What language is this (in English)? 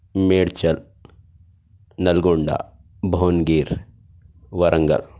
Urdu